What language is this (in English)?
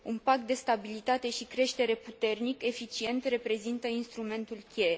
Romanian